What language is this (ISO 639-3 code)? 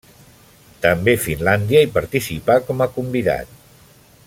cat